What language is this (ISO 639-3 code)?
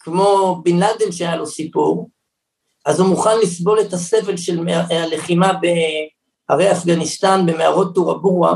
heb